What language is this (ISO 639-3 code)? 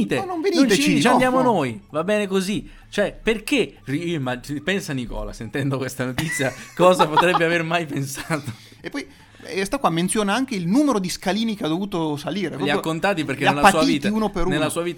ita